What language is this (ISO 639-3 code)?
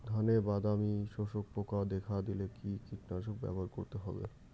ben